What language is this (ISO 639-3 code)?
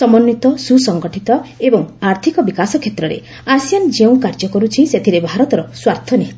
ori